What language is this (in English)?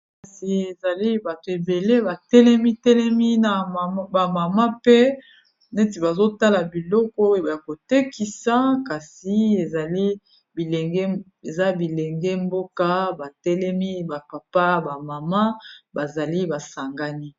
Lingala